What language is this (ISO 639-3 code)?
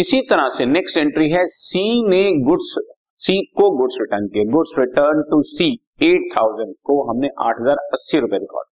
hin